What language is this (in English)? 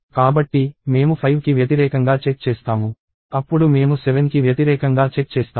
Telugu